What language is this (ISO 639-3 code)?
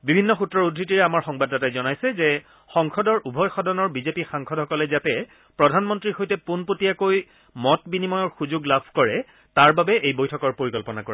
asm